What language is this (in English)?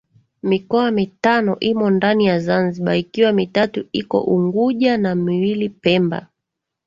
Swahili